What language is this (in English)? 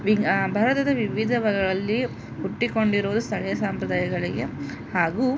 Kannada